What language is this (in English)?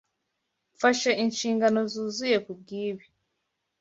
Kinyarwanda